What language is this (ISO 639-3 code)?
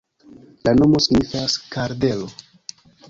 epo